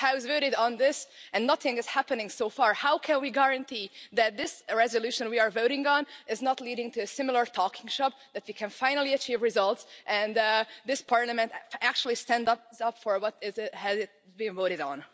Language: English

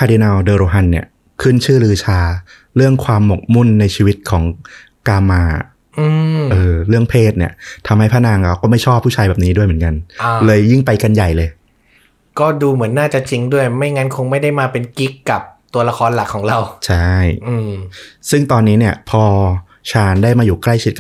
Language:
Thai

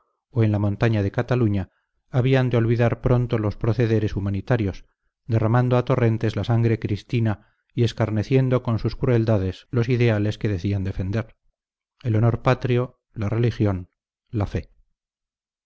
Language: Spanish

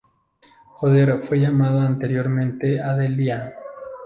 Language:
Spanish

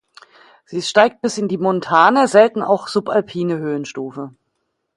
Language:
German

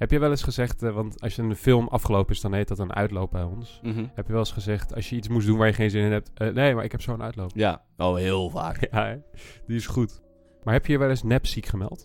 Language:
Dutch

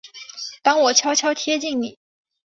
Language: Chinese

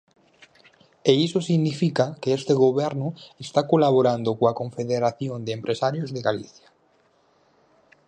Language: Galician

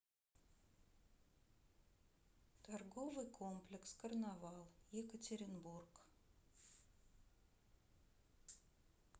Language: Russian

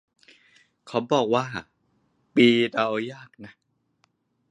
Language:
Thai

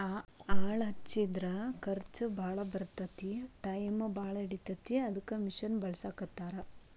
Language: Kannada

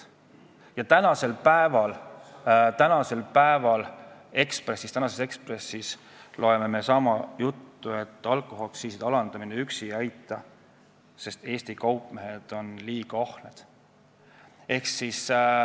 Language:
Estonian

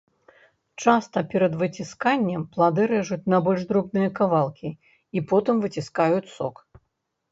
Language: Belarusian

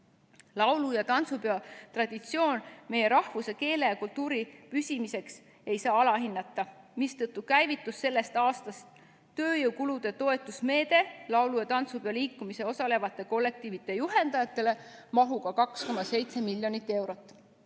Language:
Estonian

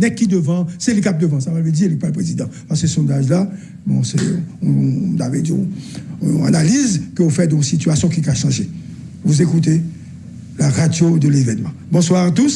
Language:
French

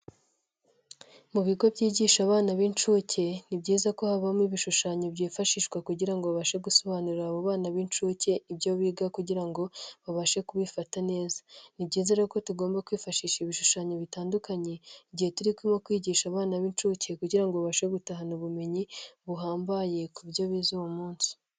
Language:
Kinyarwanda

